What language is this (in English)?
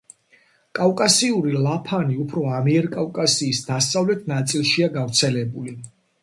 Georgian